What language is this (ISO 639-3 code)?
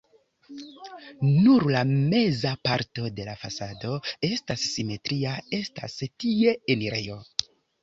epo